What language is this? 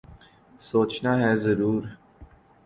Urdu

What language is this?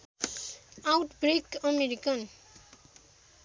Nepali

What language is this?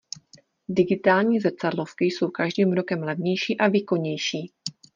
Czech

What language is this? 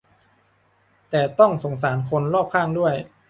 Thai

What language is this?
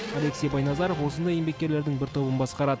Kazakh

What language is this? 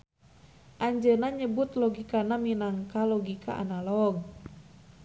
Sundanese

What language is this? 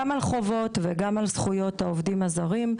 Hebrew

